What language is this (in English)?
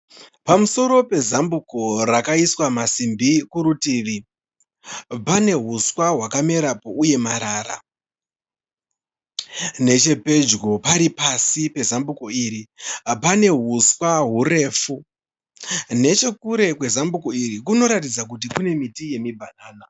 Shona